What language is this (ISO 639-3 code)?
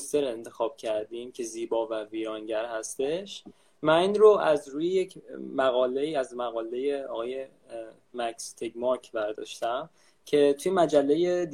fas